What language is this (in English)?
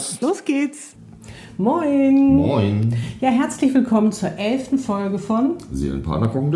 German